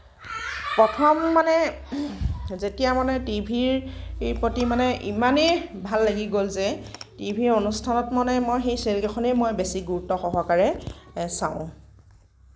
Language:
Assamese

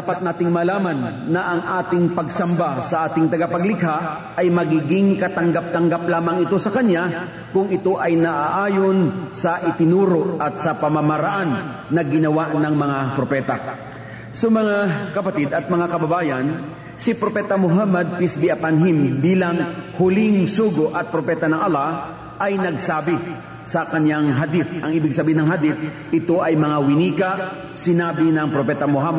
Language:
Filipino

